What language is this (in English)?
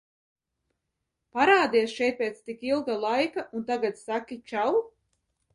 Latvian